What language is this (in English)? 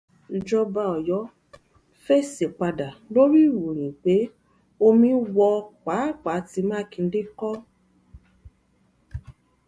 Yoruba